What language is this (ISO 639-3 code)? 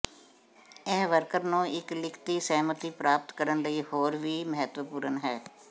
pan